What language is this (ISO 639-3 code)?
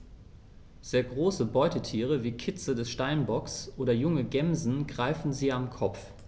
deu